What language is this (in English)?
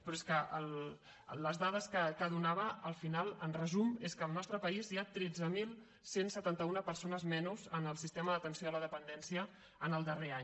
Catalan